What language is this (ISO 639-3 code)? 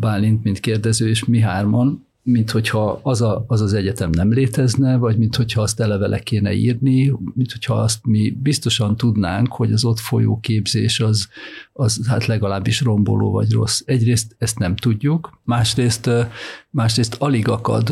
hun